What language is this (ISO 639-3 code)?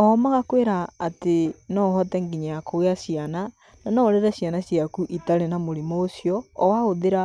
kik